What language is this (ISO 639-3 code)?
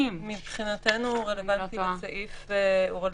heb